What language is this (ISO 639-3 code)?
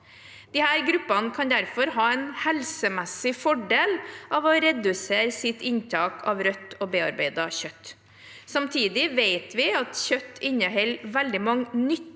nor